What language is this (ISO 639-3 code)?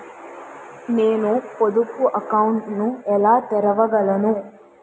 tel